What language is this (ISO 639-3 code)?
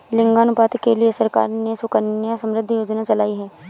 hin